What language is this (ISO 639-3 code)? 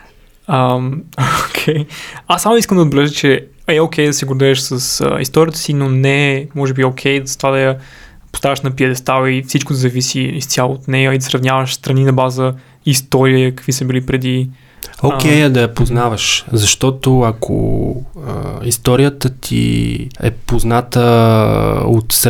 bul